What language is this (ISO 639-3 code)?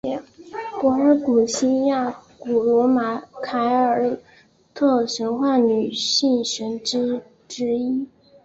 zho